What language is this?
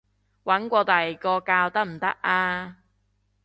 Cantonese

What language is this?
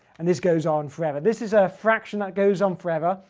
English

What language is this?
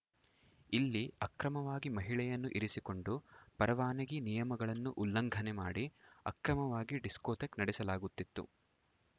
Kannada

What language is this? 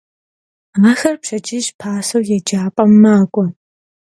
Kabardian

